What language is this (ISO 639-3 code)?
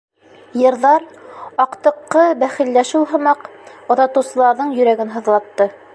bak